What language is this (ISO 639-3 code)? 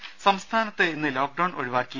mal